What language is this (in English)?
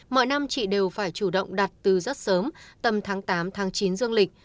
Vietnamese